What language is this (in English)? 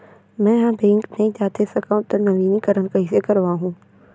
Chhattisgarhi